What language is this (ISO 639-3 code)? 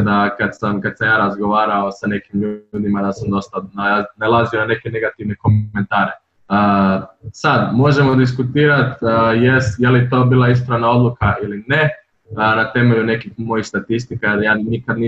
hrv